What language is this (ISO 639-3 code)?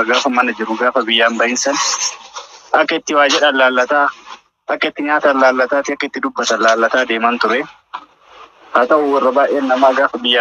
ara